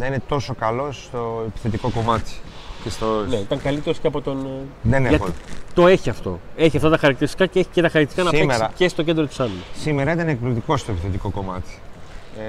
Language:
Greek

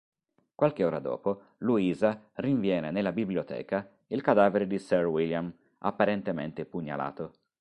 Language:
Italian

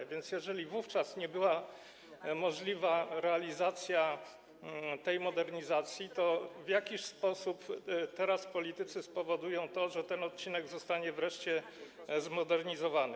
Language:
Polish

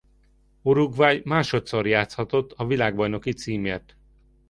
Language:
Hungarian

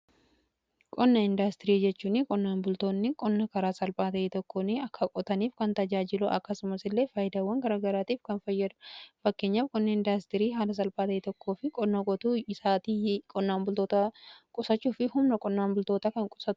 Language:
Oromo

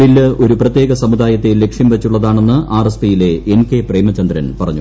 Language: Malayalam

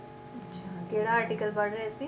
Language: Punjabi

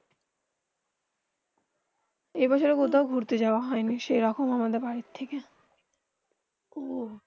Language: Bangla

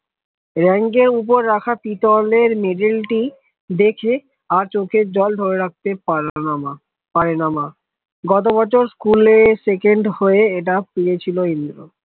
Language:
Bangla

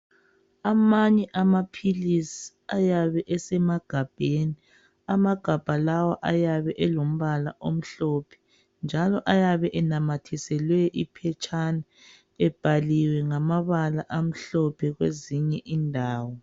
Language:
North Ndebele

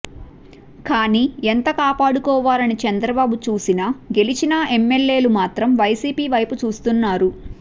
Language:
Telugu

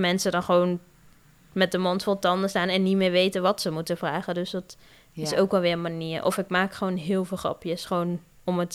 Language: Dutch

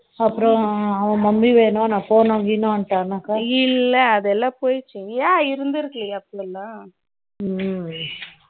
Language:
Tamil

